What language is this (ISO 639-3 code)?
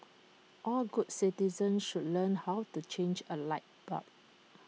eng